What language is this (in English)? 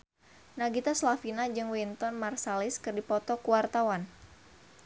Sundanese